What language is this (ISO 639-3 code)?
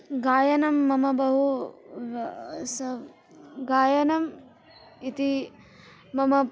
san